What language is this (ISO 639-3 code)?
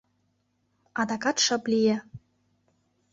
chm